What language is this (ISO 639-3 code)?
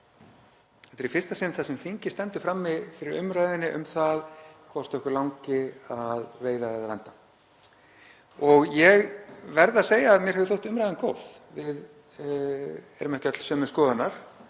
isl